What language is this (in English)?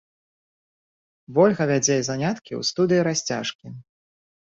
Belarusian